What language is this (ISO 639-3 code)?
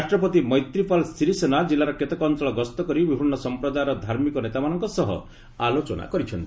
ori